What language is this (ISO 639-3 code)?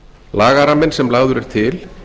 isl